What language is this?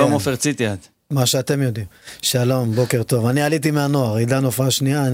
Hebrew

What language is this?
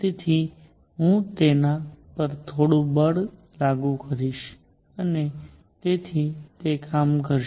Gujarati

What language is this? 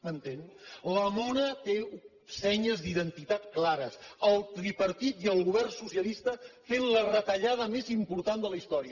Catalan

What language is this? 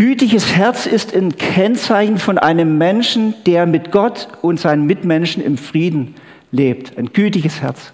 German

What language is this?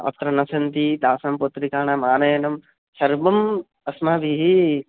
Sanskrit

